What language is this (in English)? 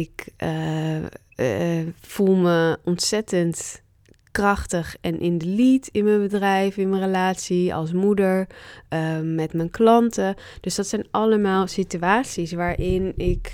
Dutch